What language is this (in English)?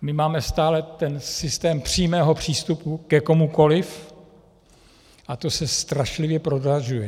Czech